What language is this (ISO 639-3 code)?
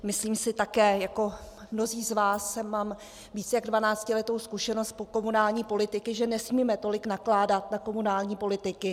ces